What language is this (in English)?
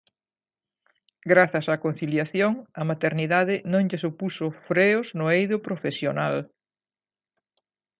Galician